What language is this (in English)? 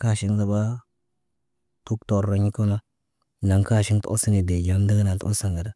Naba